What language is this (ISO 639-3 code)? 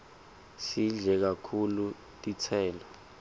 ssw